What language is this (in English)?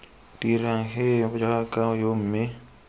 Tswana